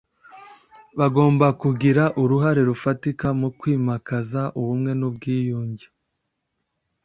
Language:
Kinyarwanda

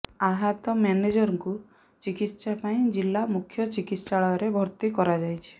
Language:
Odia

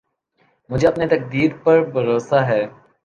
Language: Urdu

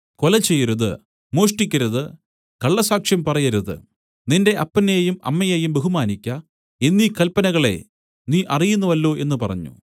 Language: Malayalam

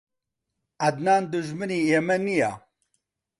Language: Central Kurdish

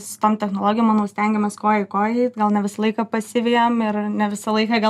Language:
Lithuanian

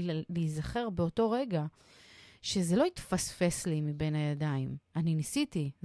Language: Hebrew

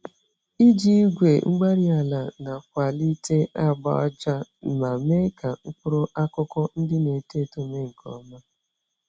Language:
Igbo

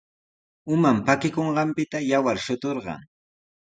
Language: Sihuas Ancash Quechua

